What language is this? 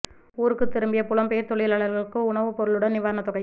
Tamil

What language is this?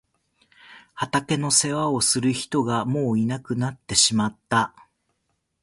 Japanese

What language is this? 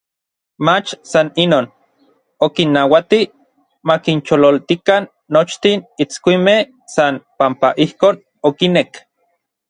Orizaba Nahuatl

